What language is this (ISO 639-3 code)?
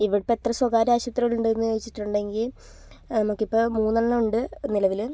mal